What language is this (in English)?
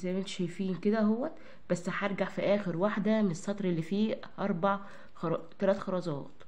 Arabic